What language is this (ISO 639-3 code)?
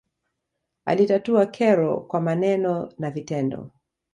swa